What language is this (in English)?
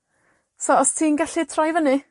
Welsh